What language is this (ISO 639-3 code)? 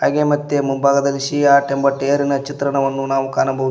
kan